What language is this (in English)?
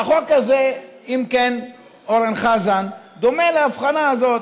Hebrew